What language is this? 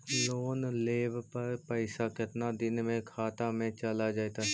Magahi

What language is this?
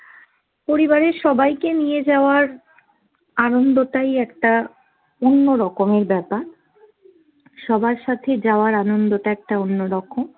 Bangla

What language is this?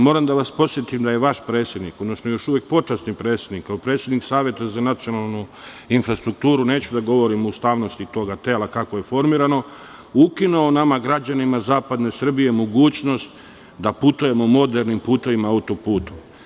Serbian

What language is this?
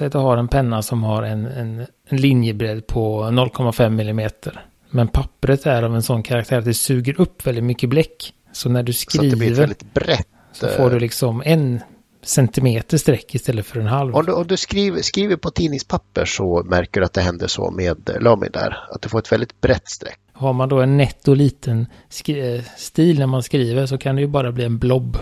Swedish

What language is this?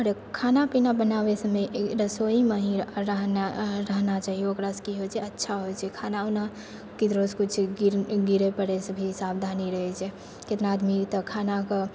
Maithili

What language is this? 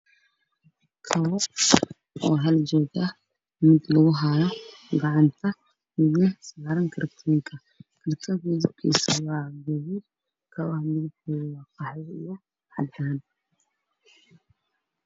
Somali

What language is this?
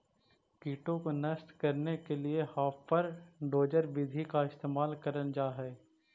Magahi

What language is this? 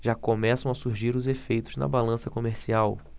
Portuguese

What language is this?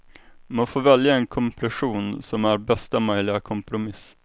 Swedish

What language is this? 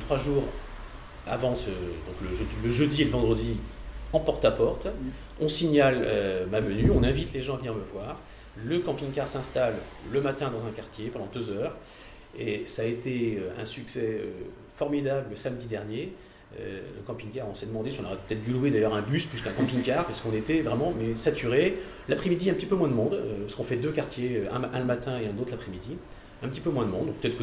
French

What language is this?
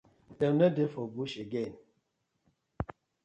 Nigerian Pidgin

